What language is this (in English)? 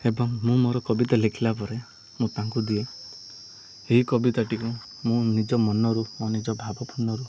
Odia